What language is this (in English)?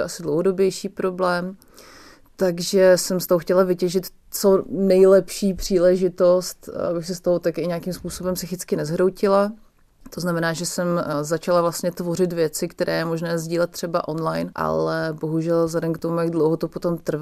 Czech